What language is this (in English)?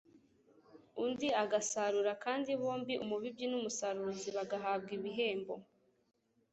Kinyarwanda